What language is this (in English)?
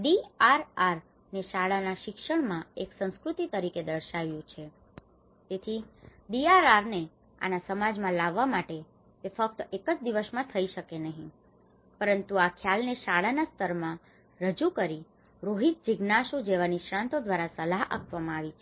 Gujarati